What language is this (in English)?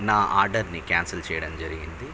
Telugu